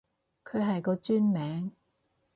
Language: Cantonese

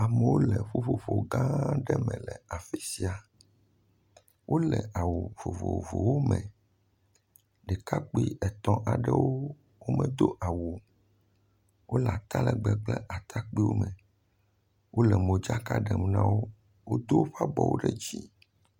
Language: Ewe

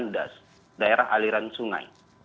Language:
Indonesian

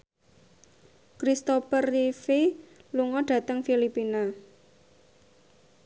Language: Javanese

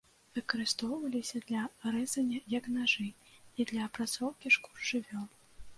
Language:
Belarusian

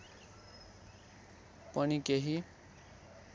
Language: Nepali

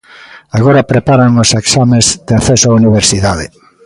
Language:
Galician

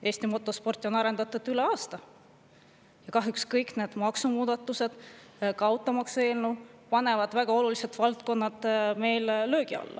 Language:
Estonian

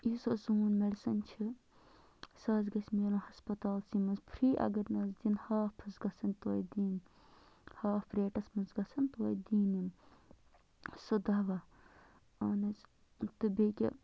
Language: Kashmiri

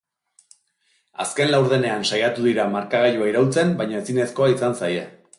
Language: Basque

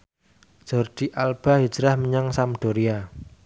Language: Javanese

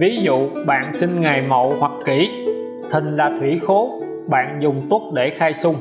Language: Vietnamese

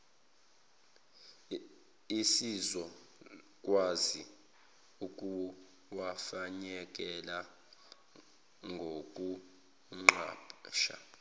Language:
Zulu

